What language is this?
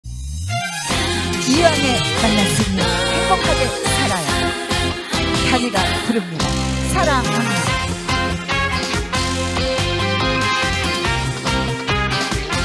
Korean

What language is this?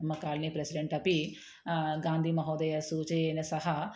Sanskrit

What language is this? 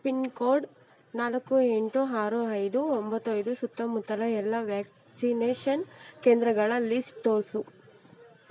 Kannada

